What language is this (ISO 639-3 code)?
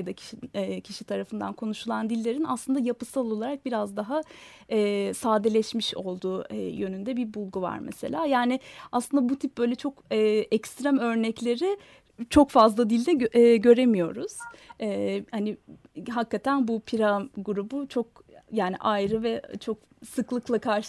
tur